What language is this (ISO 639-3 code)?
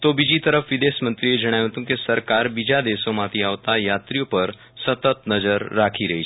guj